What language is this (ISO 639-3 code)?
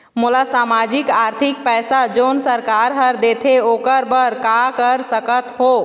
hne